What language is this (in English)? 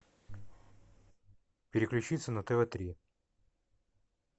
Russian